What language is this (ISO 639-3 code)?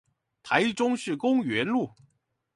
zho